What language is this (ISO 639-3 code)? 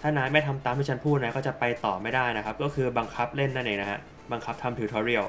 tha